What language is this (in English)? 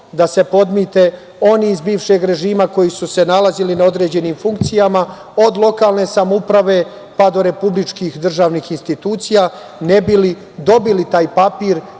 Serbian